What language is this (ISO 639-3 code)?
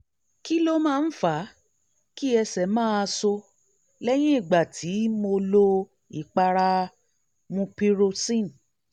yor